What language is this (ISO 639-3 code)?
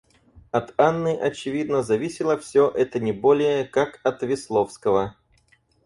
rus